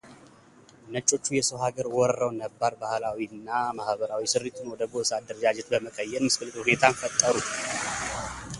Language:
Amharic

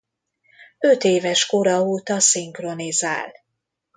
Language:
Hungarian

